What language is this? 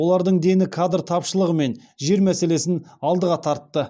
Kazakh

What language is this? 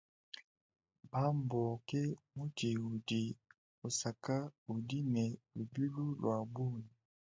Luba-Lulua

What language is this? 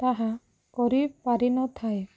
Odia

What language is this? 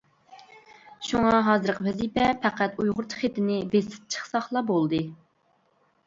Uyghur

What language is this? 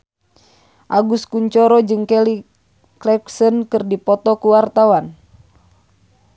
Sundanese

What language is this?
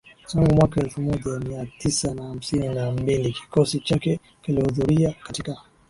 Swahili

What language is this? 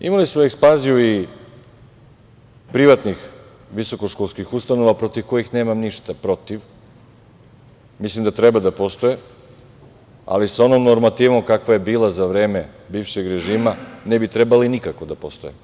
Serbian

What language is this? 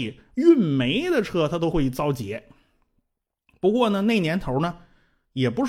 Chinese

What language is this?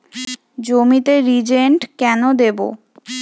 Bangla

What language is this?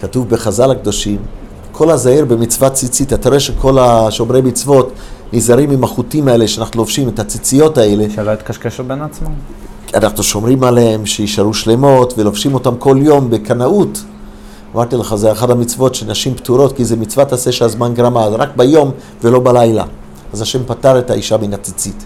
Hebrew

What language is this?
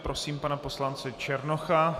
Czech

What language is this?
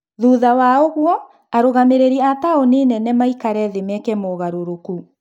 Kikuyu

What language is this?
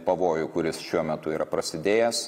Lithuanian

